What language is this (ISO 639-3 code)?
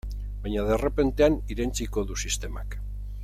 eus